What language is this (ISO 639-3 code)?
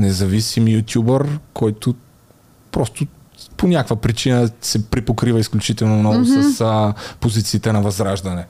bul